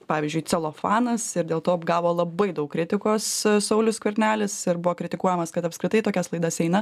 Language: Lithuanian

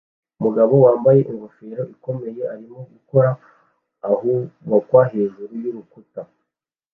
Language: Kinyarwanda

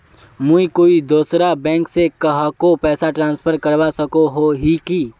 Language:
Magahi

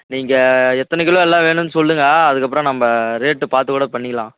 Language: Tamil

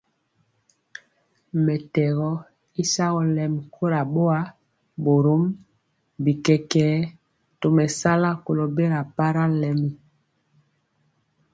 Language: Mpiemo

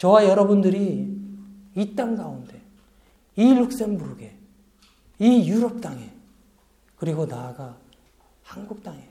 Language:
Korean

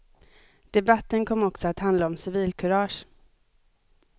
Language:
Swedish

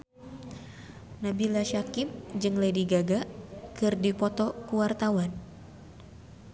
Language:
Sundanese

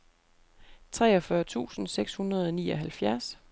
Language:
Danish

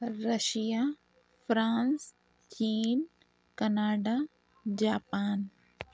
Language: Urdu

